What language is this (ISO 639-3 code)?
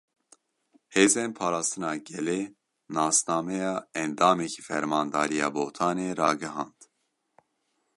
kur